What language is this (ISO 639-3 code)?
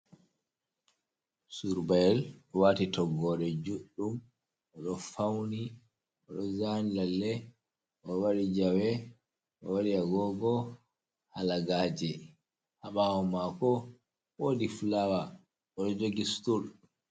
ful